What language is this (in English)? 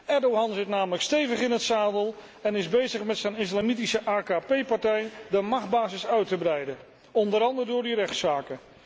Dutch